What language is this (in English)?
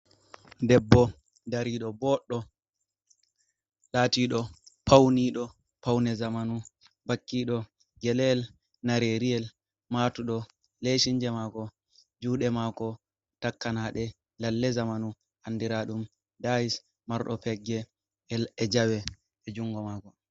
Fula